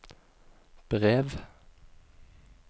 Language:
Norwegian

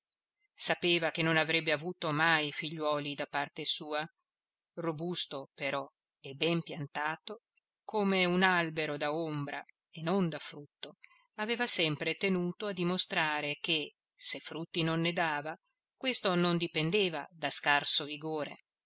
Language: Italian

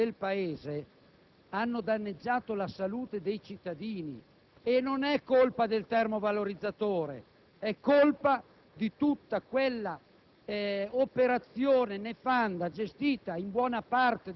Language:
Italian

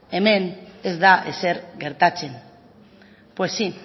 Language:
Basque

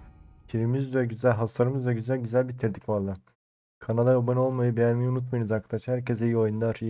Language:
Turkish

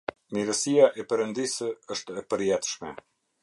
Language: Albanian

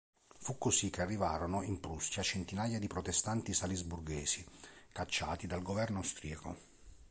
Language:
Italian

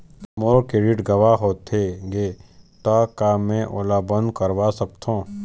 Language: Chhattisgarhi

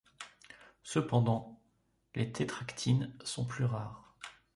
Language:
French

